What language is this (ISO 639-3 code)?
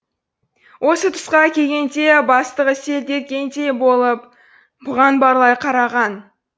kaz